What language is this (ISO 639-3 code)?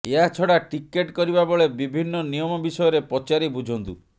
ori